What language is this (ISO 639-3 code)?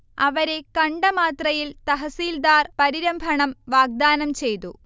mal